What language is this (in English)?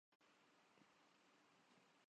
Urdu